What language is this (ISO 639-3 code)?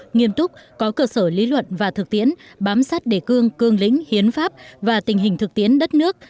vie